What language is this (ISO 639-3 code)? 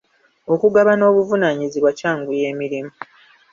lug